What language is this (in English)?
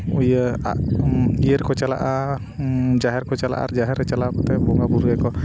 Santali